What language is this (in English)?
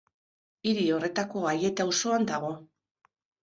Basque